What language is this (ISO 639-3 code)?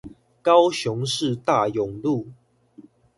zho